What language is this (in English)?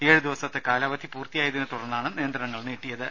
Malayalam